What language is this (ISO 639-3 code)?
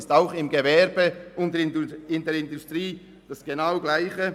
gsw